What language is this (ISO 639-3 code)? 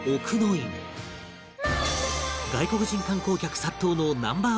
jpn